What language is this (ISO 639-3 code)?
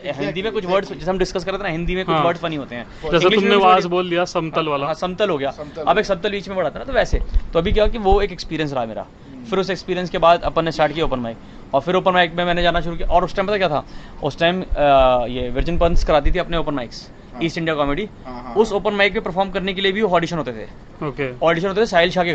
hin